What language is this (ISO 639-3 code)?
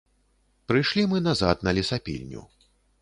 bel